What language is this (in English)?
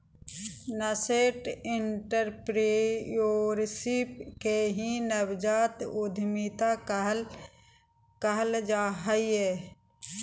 Magahi